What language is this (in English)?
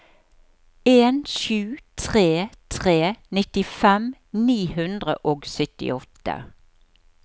Norwegian